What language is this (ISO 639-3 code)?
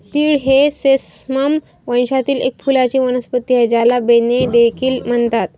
mar